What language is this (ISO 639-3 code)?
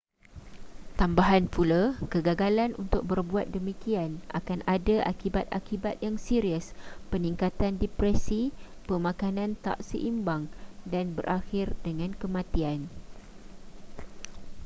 msa